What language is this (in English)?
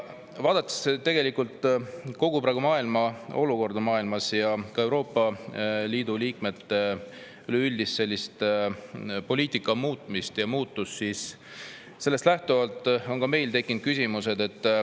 Estonian